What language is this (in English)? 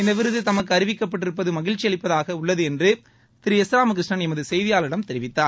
Tamil